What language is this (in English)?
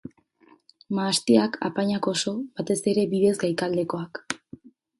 Basque